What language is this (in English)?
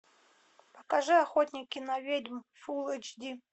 Russian